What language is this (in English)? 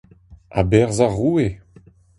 Breton